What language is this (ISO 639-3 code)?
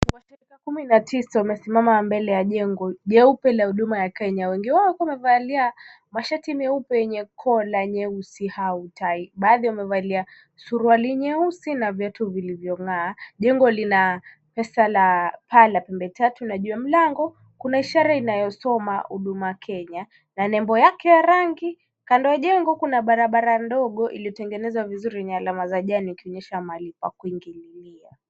swa